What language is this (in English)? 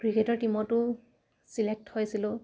Assamese